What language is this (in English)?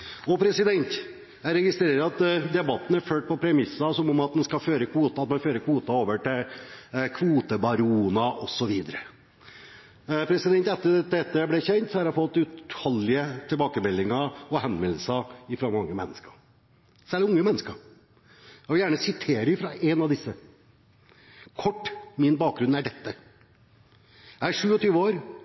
Norwegian Bokmål